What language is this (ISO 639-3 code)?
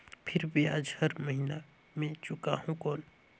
hne